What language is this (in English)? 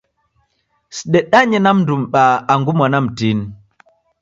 Taita